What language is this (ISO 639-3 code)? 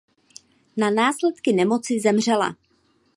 ces